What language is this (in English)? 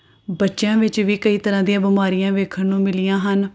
Punjabi